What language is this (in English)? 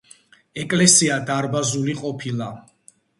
Georgian